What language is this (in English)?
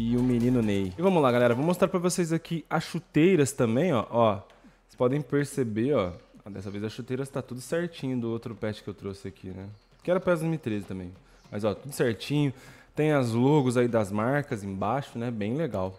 Portuguese